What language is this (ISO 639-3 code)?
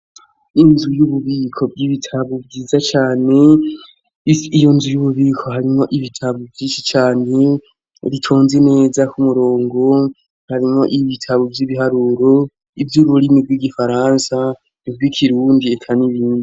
run